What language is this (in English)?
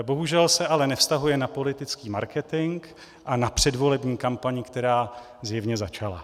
Czech